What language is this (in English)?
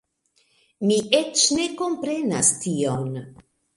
Esperanto